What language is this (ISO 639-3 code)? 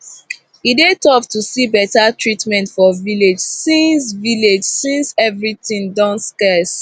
pcm